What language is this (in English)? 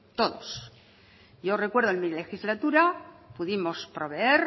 Spanish